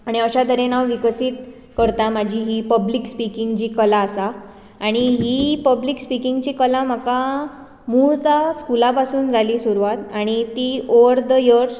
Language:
Konkani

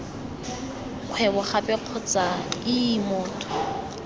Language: Tswana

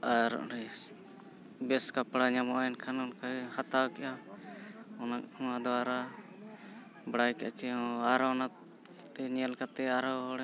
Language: Santali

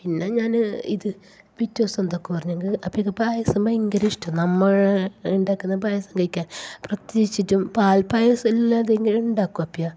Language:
Malayalam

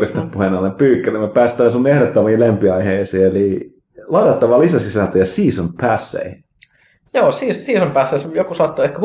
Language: Finnish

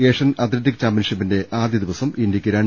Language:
Malayalam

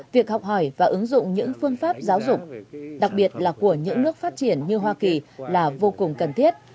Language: Vietnamese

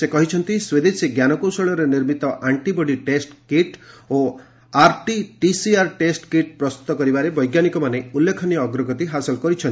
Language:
Odia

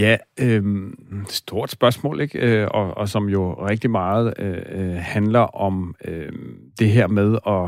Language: Danish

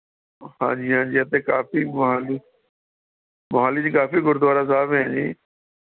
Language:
Punjabi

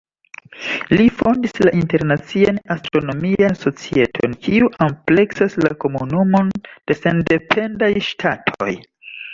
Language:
Esperanto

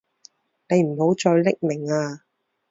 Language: Cantonese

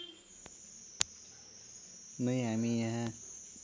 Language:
Nepali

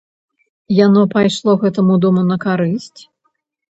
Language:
Belarusian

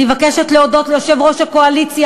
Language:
Hebrew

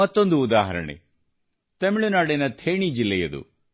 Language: Kannada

